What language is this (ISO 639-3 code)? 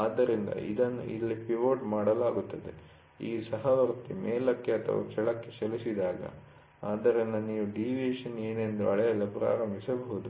kan